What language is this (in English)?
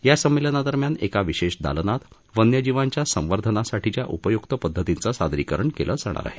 Marathi